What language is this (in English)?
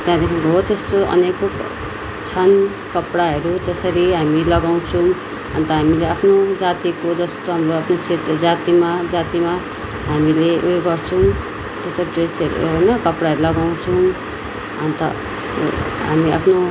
Nepali